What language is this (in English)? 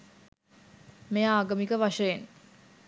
Sinhala